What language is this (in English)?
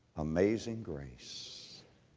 English